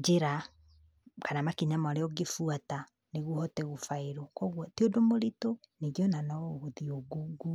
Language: Kikuyu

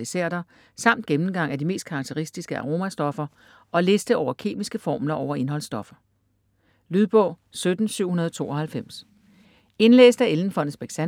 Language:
Danish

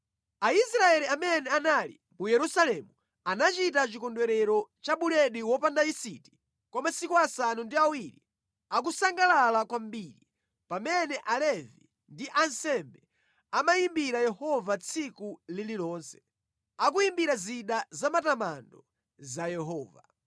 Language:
Nyanja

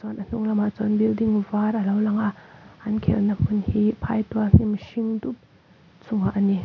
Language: Mizo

